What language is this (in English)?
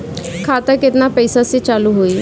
Bhojpuri